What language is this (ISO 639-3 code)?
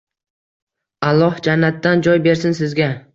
uzb